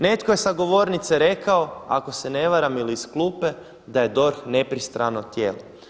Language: Croatian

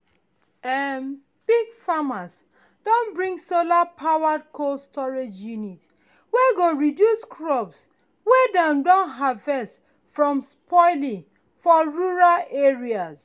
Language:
Nigerian Pidgin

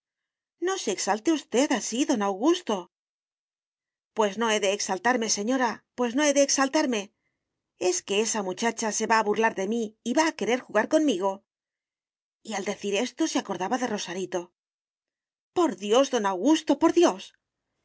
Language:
Spanish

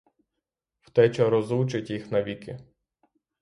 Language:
Ukrainian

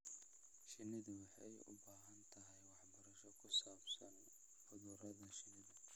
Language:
Somali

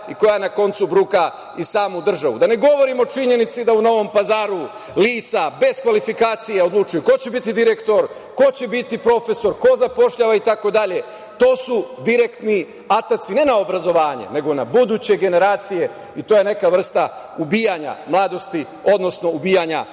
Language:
Serbian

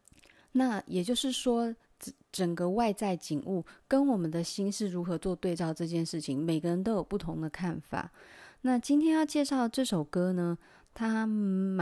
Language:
Chinese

